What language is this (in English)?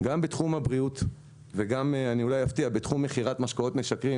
Hebrew